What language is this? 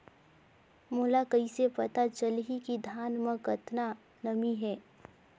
Chhattisgarhi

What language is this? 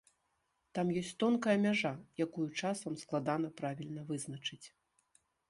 Belarusian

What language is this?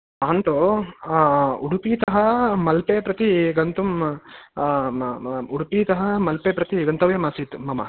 Sanskrit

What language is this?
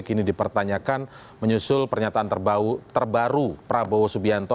Indonesian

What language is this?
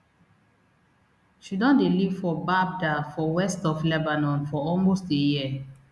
Nigerian Pidgin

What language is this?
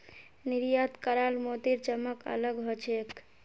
Magahi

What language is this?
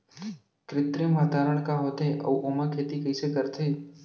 Chhattisgarhi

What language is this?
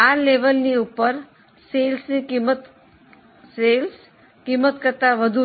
Gujarati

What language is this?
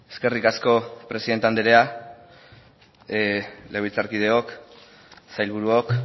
Basque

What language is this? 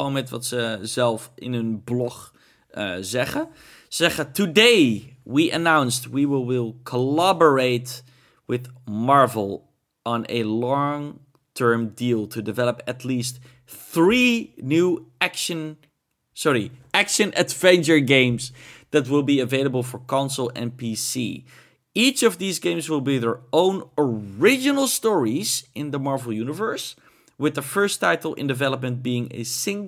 Dutch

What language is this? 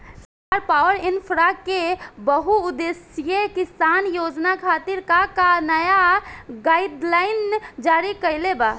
Bhojpuri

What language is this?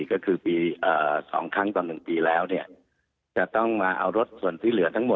Thai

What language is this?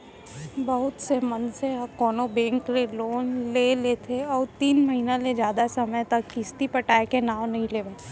Chhattisgarhi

